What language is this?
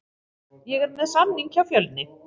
Icelandic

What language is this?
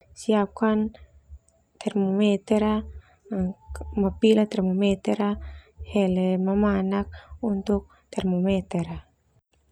Termanu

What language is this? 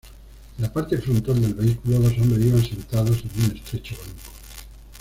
Spanish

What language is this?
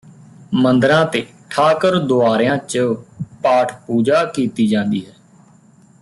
Punjabi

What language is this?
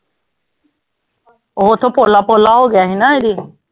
Punjabi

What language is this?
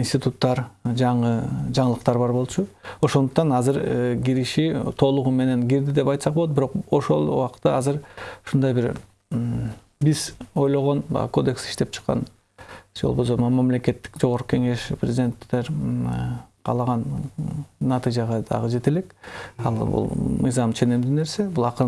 Russian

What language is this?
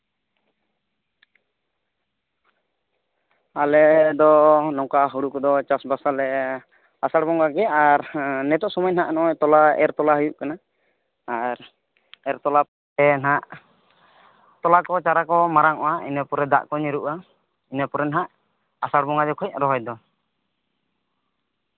Santali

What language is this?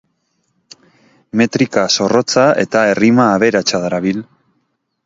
Basque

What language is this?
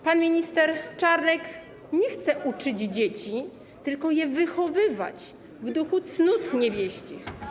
Polish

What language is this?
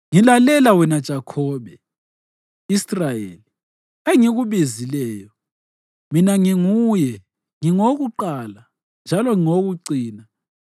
North Ndebele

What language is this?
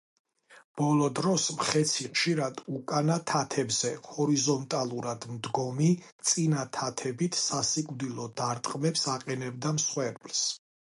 Georgian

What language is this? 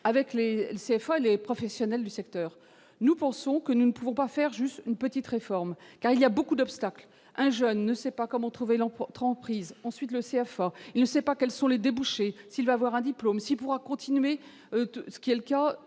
French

